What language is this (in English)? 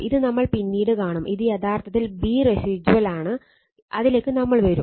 Malayalam